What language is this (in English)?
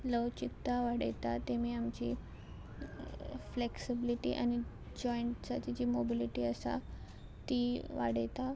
Konkani